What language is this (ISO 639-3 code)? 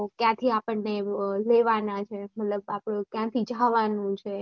guj